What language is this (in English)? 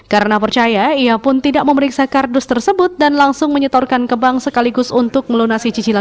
Indonesian